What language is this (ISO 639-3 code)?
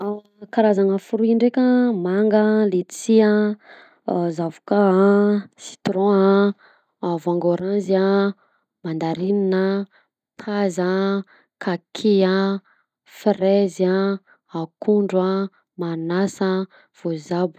bzc